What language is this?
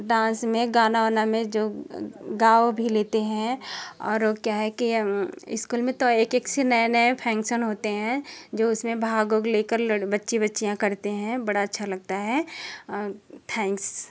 Hindi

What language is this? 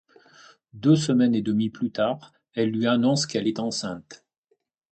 French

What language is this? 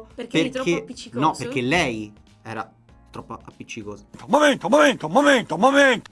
Italian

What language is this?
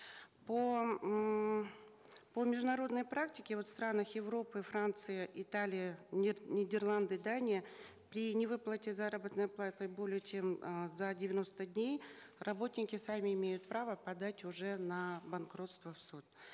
Kazakh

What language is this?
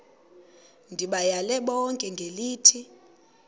Xhosa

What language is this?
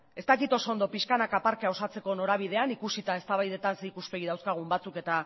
Basque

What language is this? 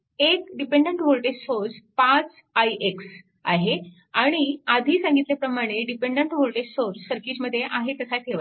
Marathi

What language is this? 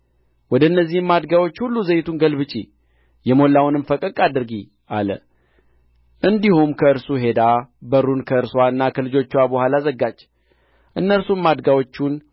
Amharic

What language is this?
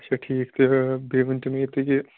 Kashmiri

